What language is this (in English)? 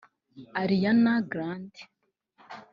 Kinyarwanda